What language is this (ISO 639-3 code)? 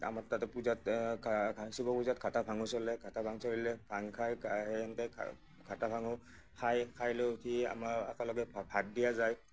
asm